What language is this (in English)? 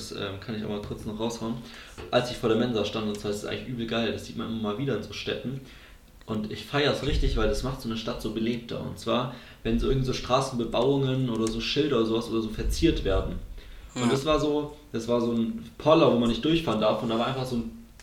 German